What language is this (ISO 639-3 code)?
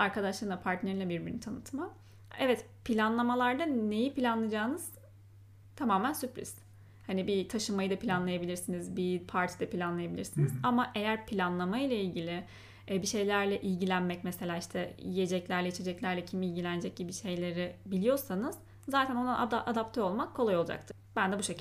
tur